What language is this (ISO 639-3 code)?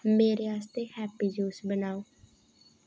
doi